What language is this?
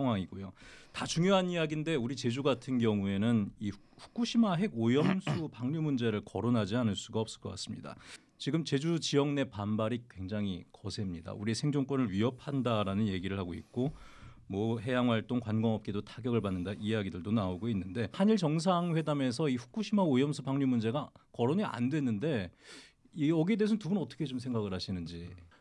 Korean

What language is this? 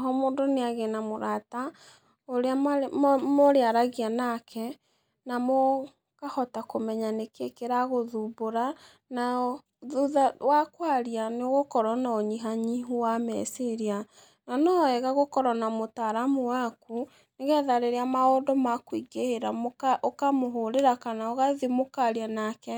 Kikuyu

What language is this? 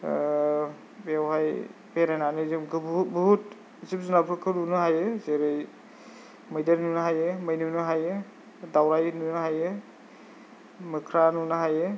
Bodo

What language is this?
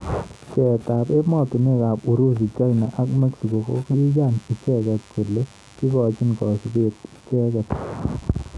Kalenjin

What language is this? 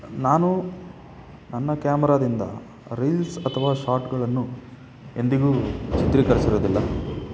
Kannada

